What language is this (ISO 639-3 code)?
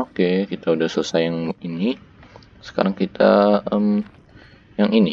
ind